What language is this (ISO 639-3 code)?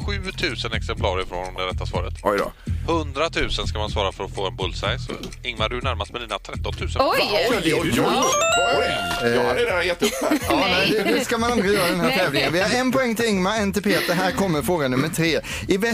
swe